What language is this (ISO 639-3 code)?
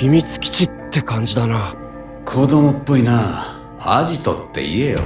jpn